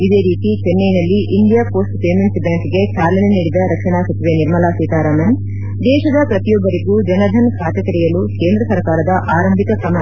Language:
Kannada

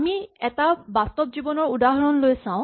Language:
Assamese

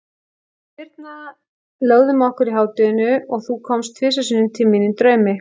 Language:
Icelandic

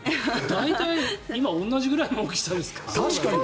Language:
Japanese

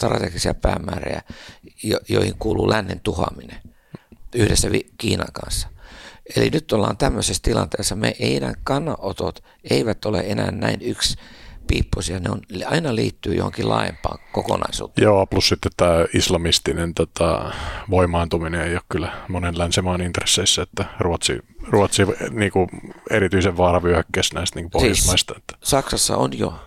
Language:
Finnish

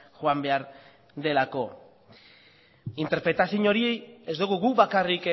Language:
Basque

